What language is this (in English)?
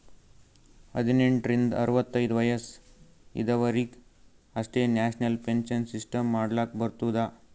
Kannada